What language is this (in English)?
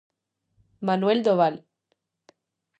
Galician